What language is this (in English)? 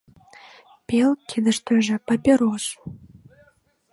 Mari